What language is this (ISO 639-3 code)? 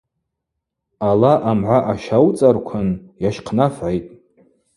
abq